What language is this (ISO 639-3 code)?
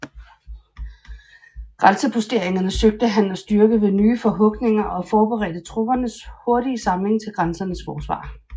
dan